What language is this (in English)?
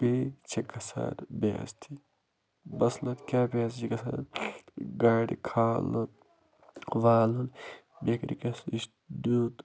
Kashmiri